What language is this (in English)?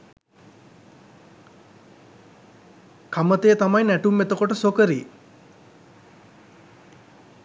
Sinhala